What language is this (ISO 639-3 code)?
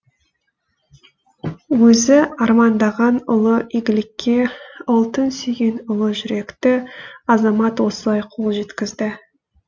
kaz